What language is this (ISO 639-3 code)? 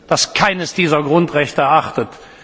deu